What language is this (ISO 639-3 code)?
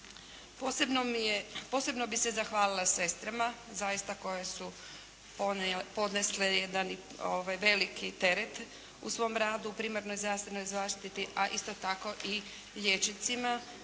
hrv